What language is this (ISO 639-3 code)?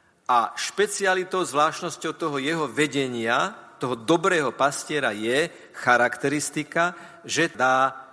slk